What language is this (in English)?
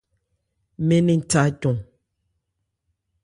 Ebrié